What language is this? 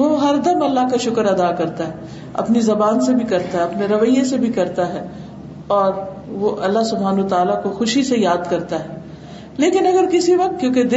Urdu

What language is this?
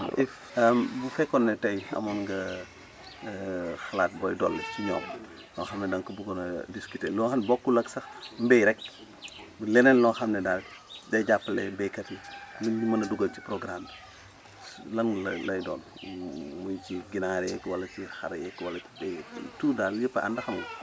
Wolof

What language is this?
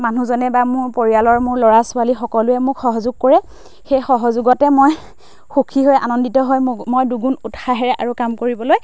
Assamese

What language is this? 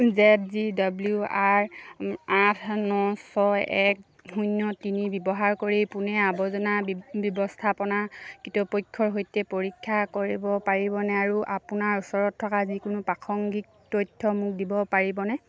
Assamese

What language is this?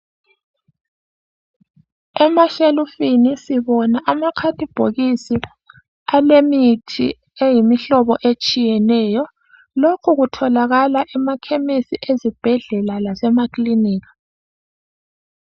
North Ndebele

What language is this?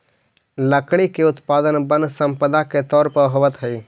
Magahi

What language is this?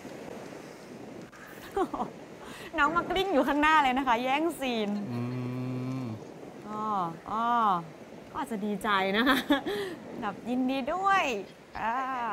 Thai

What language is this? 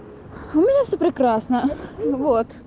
Russian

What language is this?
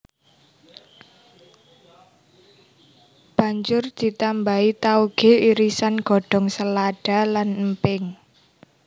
Javanese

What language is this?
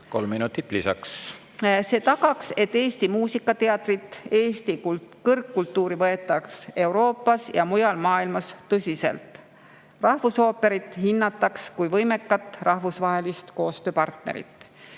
Estonian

